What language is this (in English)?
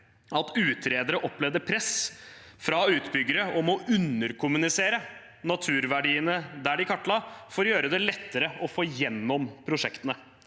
Norwegian